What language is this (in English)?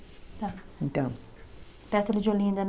Portuguese